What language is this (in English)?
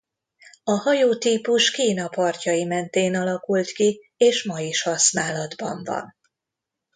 Hungarian